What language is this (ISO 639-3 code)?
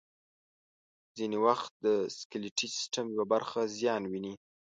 pus